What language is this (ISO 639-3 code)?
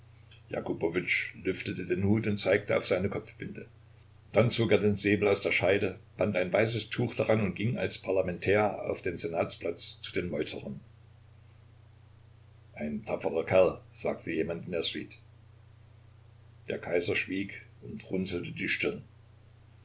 deu